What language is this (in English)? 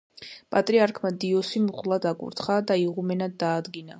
Georgian